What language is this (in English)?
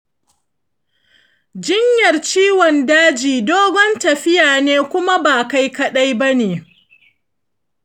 Hausa